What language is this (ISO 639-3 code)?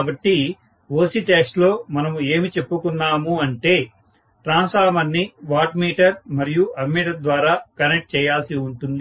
tel